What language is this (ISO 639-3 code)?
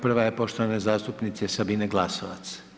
hrv